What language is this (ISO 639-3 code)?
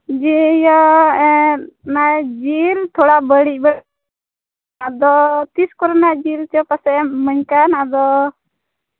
sat